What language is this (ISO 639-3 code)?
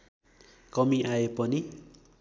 nep